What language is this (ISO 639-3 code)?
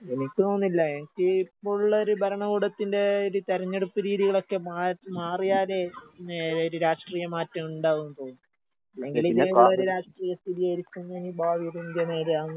mal